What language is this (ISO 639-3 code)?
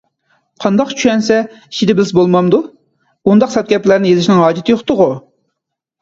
uig